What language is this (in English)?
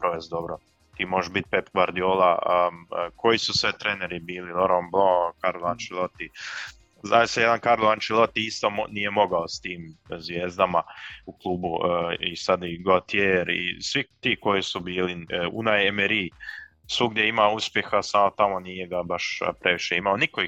Croatian